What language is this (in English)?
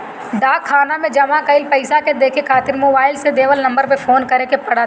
Bhojpuri